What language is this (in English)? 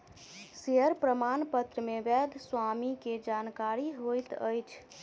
Maithili